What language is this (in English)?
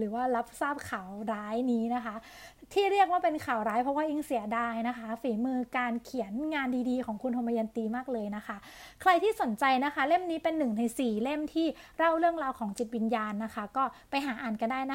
Thai